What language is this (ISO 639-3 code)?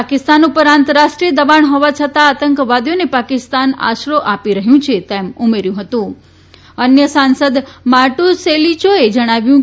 guj